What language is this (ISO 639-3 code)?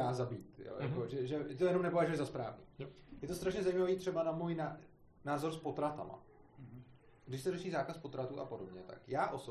ces